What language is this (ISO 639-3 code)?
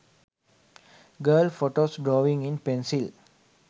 sin